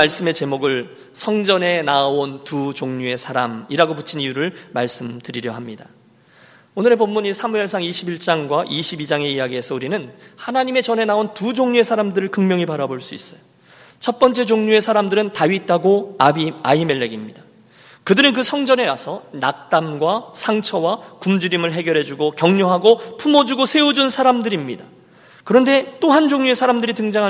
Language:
Korean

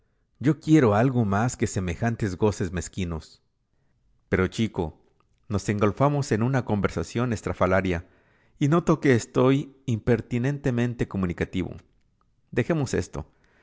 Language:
Spanish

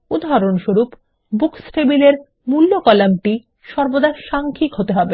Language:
Bangla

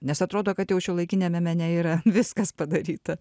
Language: Lithuanian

